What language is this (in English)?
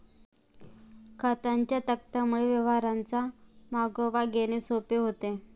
Marathi